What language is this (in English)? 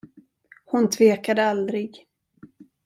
Swedish